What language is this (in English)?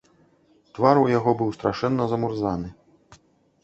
Belarusian